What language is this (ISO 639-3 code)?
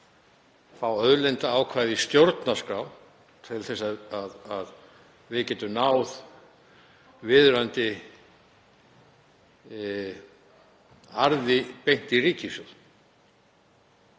isl